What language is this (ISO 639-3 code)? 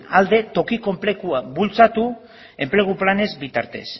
eus